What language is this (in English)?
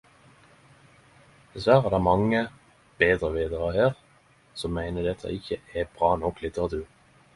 Norwegian Nynorsk